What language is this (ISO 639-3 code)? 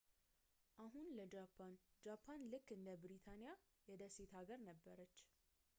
amh